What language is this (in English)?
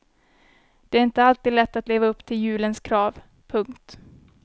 Swedish